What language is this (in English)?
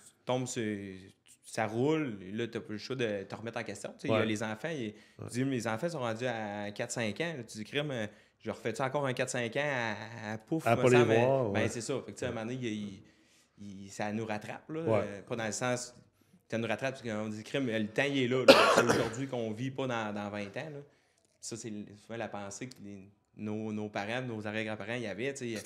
French